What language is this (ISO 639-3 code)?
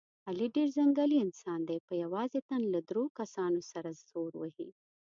pus